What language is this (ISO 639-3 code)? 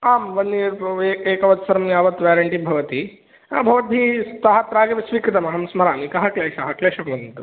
san